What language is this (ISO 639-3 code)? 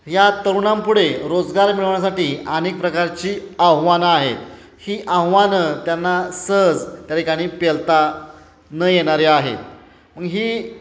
mar